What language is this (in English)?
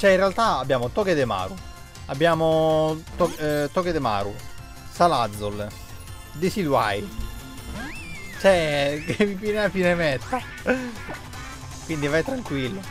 Italian